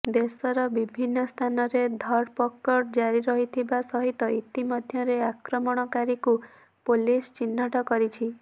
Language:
Odia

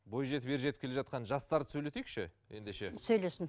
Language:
Kazakh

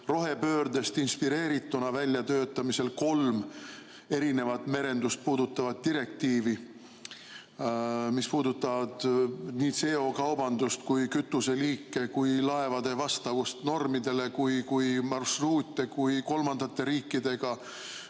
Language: Estonian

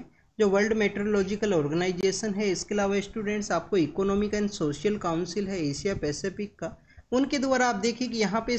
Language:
Hindi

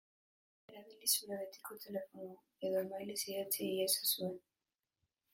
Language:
Basque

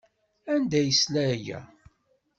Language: Kabyle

